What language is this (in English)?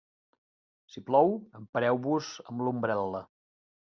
Catalan